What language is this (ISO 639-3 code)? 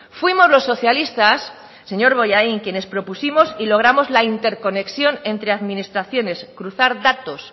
spa